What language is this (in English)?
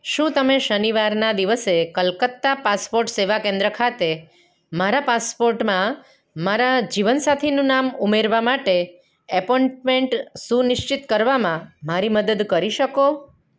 Gujarati